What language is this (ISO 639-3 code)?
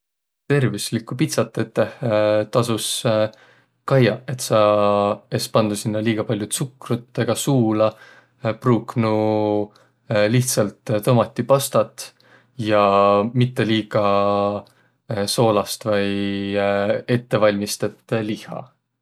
vro